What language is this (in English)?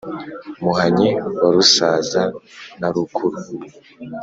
Kinyarwanda